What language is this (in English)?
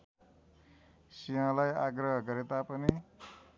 Nepali